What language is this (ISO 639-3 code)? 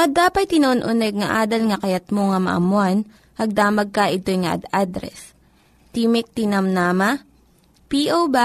fil